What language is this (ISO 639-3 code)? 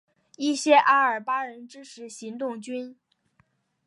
zho